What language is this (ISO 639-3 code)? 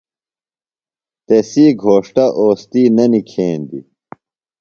phl